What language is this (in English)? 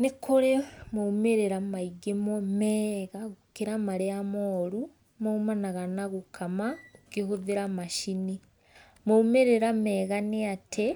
Kikuyu